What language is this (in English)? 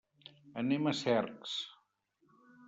Catalan